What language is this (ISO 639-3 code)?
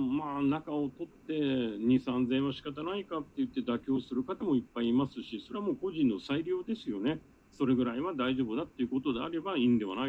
jpn